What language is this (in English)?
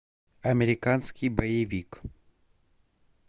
Russian